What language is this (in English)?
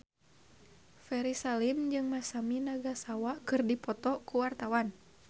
Sundanese